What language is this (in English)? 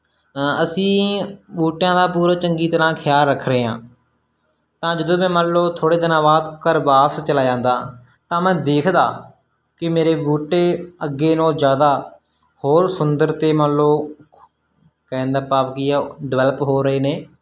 Punjabi